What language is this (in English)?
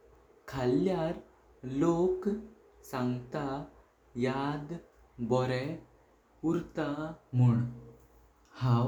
Konkani